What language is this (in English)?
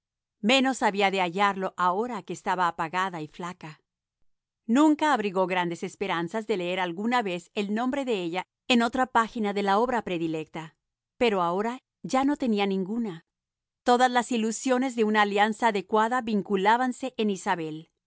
Spanish